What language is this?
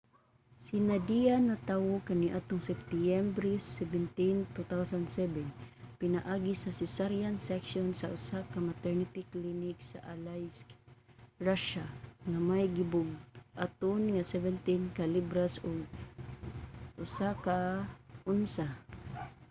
Cebuano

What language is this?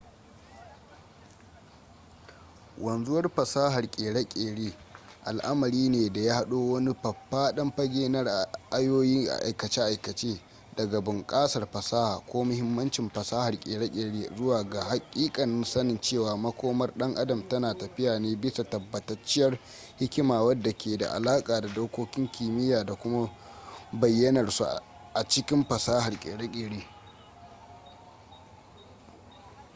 Hausa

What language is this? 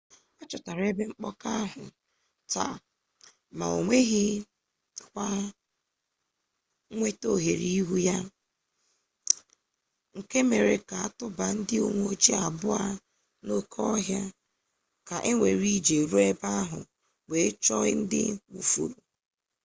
Igbo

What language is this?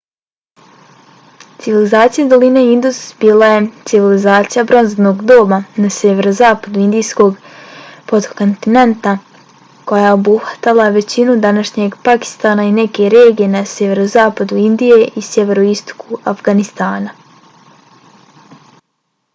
Bosnian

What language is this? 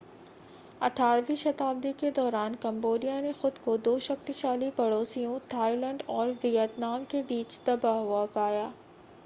Hindi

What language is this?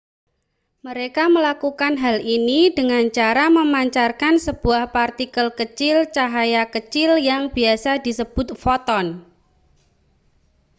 Indonesian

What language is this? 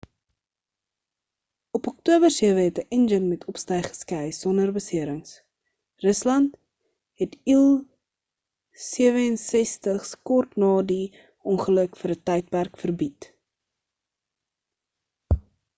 Afrikaans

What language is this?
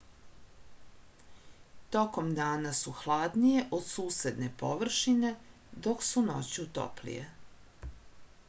Serbian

